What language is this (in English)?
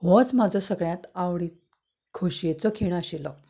Konkani